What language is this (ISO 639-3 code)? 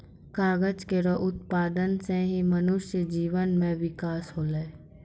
mai